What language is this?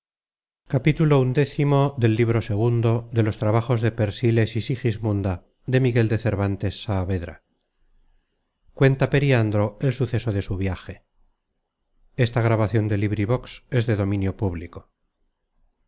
Spanish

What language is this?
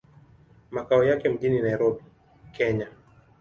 Swahili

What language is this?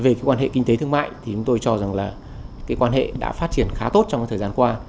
Vietnamese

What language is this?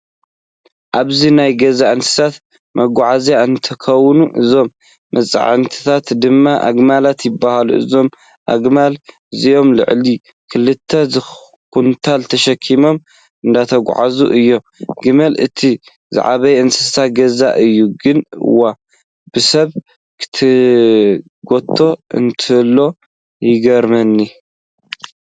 Tigrinya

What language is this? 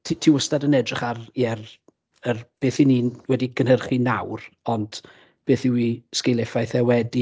Welsh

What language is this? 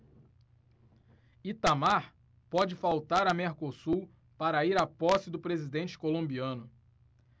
Portuguese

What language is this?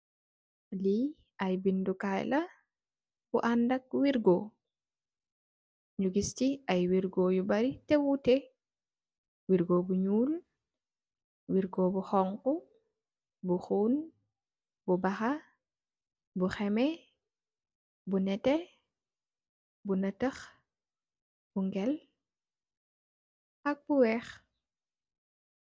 Wolof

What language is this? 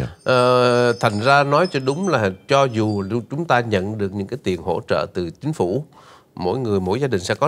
Vietnamese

